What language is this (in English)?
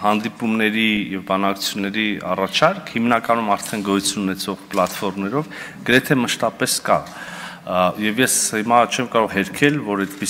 Romanian